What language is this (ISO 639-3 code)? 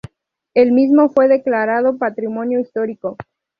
spa